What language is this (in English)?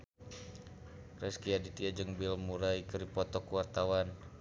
Sundanese